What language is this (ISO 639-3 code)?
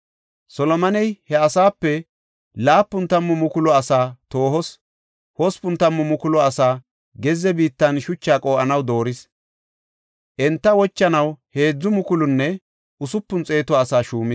gof